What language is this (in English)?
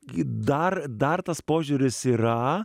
Lithuanian